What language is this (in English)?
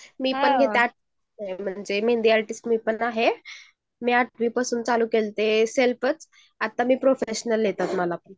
Marathi